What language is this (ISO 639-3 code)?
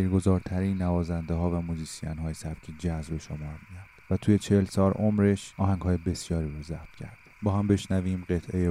fas